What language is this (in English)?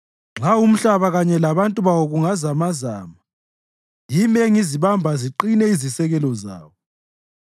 North Ndebele